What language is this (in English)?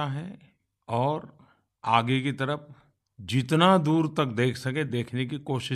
Hindi